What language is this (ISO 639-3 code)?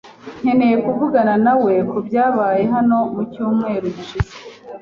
kin